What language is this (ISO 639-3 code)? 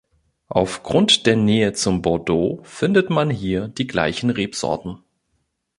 deu